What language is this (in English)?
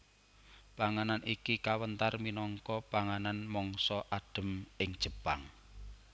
Javanese